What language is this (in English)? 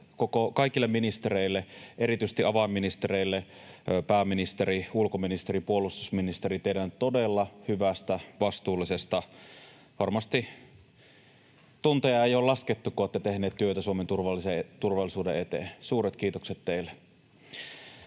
Finnish